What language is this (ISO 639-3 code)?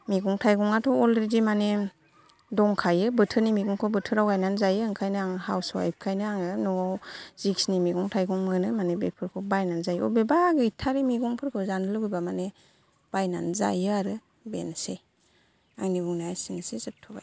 brx